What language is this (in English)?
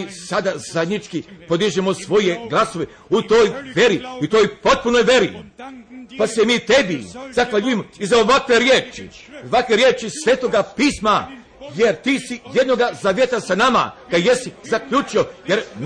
Croatian